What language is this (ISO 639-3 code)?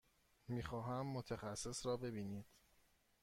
fas